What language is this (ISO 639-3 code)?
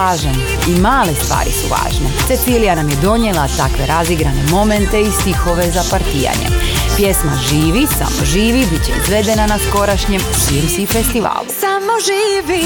hrv